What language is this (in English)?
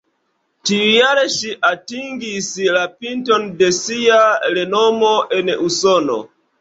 Esperanto